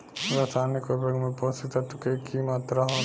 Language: Bhojpuri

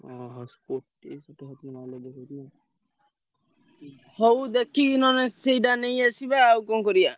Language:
Odia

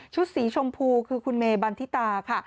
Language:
Thai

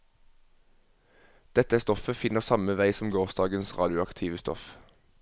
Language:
Norwegian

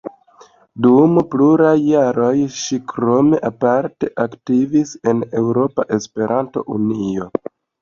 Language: Esperanto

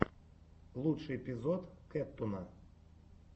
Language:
Russian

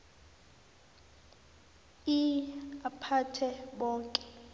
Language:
South Ndebele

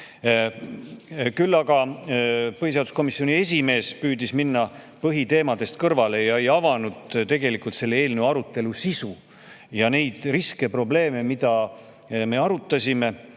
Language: Estonian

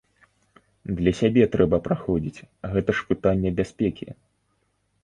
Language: Belarusian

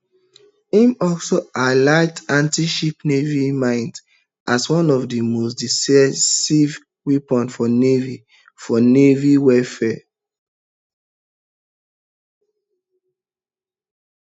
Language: Nigerian Pidgin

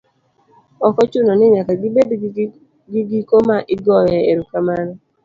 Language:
Luo (Kenya and Tanzania)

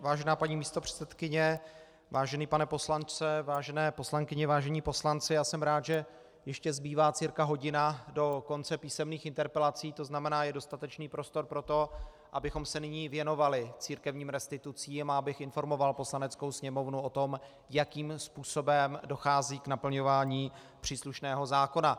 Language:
Czech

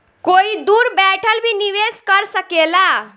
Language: Bhojpuri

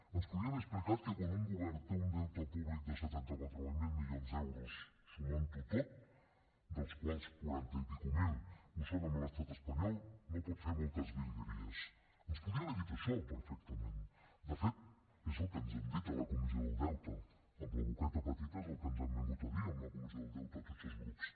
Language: Catalan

